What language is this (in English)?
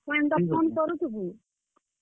Odia